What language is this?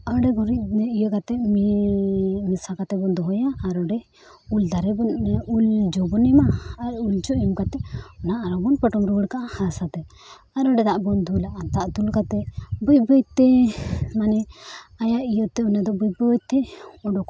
Santali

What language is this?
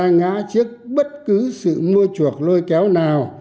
Vietnamese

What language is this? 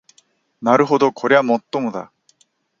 Japanese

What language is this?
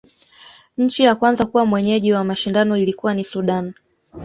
Swahili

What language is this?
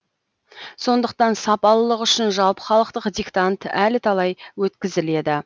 Kazakh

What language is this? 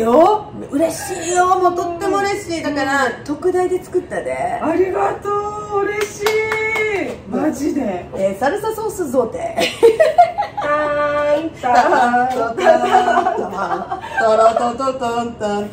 Japanese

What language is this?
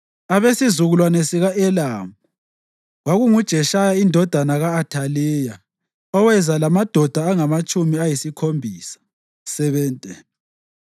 North Ndebele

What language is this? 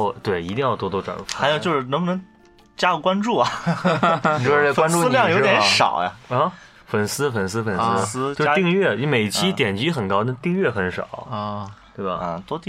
Chinese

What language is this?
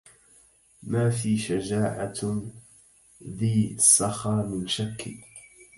Arabic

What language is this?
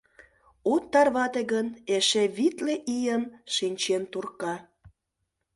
Mari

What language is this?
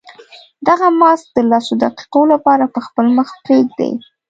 Pashto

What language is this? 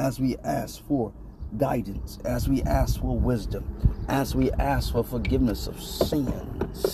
English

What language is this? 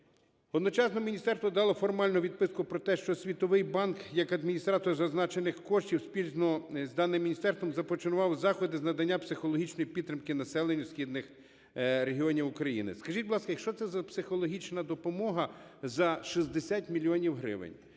Ukrainian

